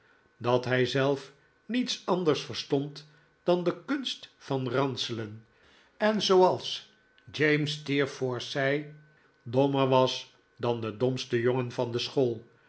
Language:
Dutch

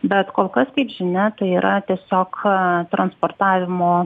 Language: Lithuanian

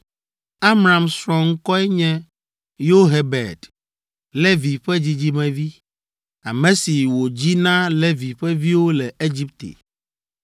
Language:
Ewe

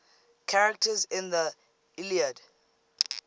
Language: English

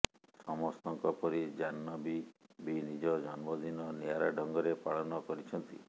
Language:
Odia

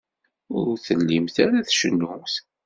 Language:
Kabyle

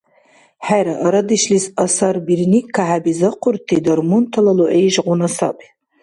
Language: Dargwa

